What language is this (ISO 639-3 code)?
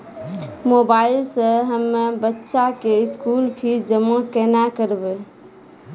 mai